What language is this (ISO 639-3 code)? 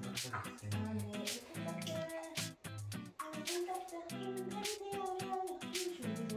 kor